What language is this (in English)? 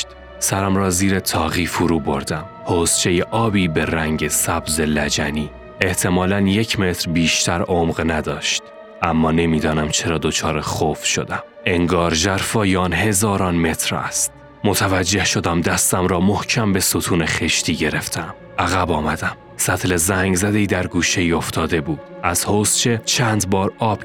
Persian